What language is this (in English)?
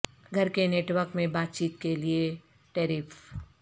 Urdu